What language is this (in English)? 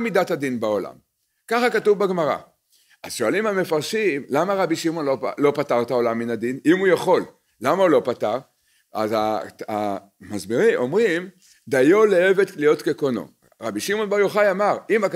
Hebrew